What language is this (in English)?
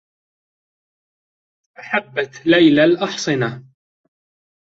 Arabic